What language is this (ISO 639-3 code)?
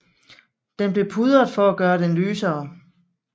dan